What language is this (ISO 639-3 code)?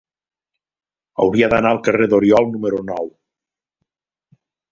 cat